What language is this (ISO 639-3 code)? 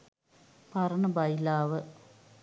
sin